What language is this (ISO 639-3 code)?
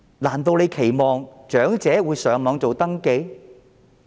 yue